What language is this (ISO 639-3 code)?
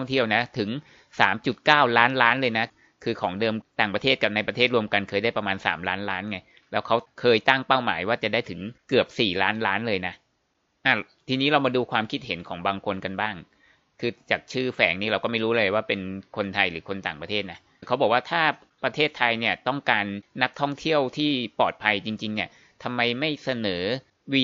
tha